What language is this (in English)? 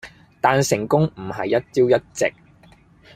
Cantonese